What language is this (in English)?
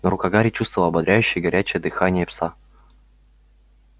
Russian